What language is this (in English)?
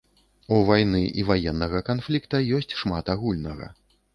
Belarusian